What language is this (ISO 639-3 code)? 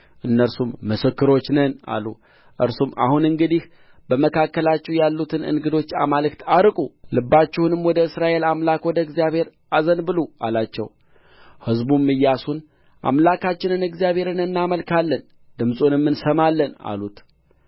amh